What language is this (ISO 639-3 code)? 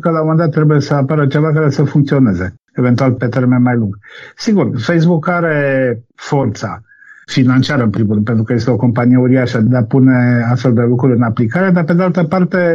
ron